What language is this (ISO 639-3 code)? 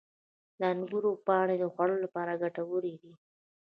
pus